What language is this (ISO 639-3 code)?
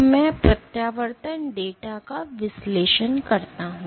hin